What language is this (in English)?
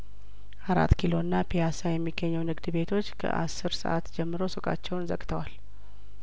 Amharic